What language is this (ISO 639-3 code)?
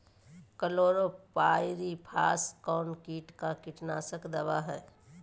mag